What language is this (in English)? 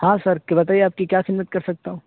Urdu